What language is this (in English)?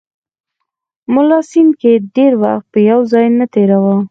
Pashto